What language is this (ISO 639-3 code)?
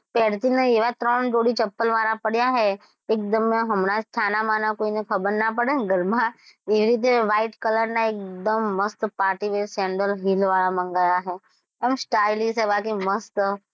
guj